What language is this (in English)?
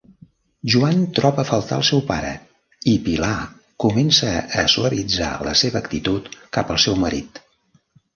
Catalan